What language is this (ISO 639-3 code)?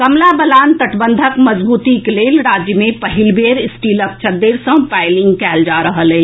mai